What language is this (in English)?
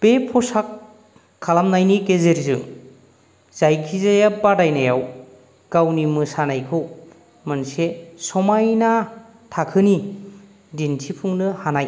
Bodo